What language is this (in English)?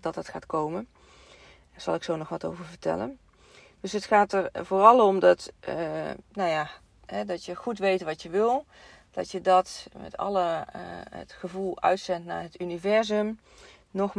Dutch